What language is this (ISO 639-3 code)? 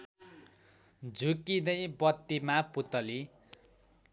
nep